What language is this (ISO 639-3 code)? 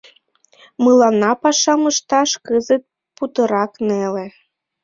chm